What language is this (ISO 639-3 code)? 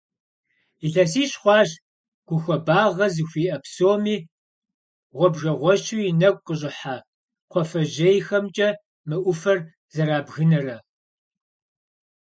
kbd